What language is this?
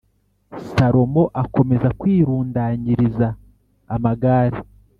Kinyarwanda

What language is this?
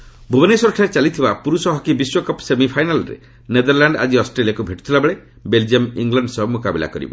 Odia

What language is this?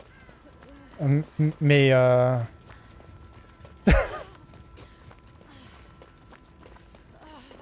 French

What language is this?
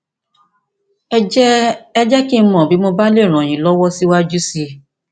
Yoruba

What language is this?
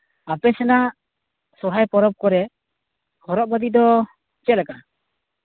Santali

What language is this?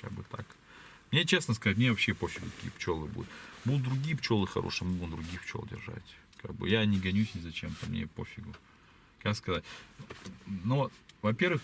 Russian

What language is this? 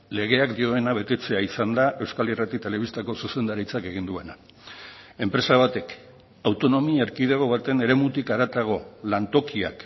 Basque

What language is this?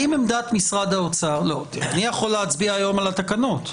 Hebrew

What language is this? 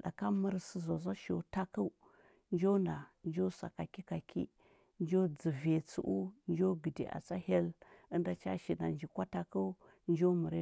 Huba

